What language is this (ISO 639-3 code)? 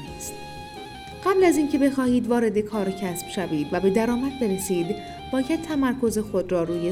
fas